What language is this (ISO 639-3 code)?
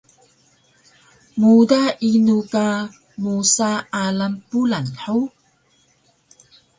trv